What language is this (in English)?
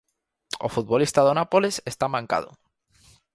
Galician